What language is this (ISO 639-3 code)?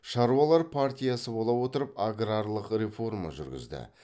kaz